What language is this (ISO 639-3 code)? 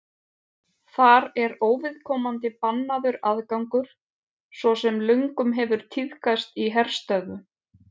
isl